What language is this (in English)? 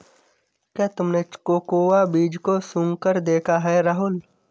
Hindi